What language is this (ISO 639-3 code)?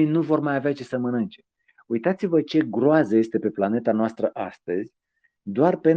ron